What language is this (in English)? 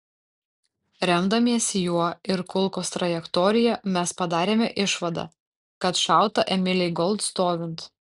Lithuanian